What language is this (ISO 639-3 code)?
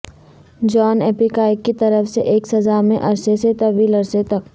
urd